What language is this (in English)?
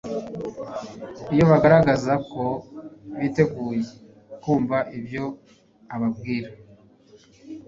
Kinyarwanda